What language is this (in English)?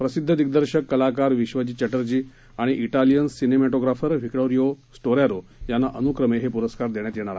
Marathi